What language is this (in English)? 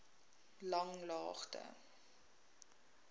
Afrikaans